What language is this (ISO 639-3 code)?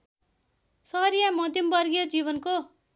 nep